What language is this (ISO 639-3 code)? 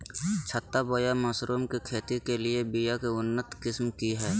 mag